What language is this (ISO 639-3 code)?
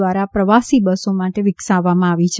guj